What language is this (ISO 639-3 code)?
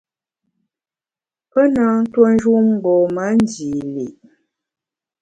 bax